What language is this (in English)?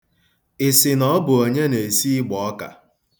Igbo